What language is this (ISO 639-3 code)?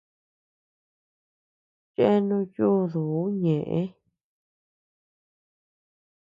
cux